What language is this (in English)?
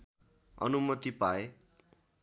Nepali